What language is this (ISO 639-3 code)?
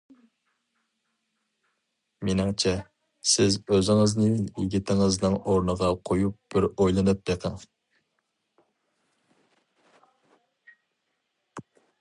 uig